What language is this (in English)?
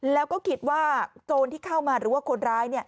Thai